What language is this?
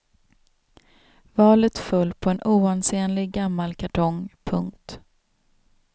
Swedish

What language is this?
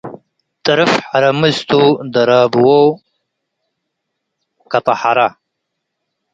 Tigre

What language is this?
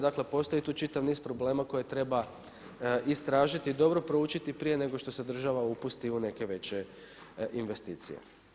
Croatian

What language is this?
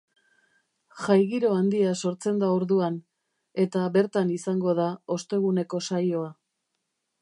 Basque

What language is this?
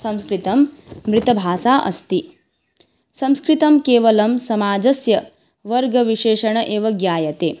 Sanskrit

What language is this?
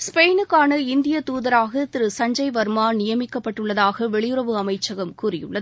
Tamil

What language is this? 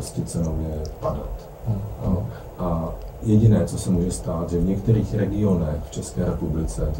Czech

